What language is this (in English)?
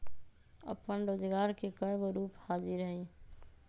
Magahi